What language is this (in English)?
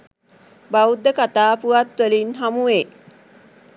Sinhala